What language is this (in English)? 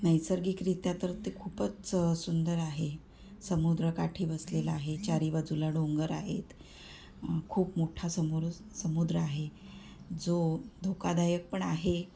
Marathi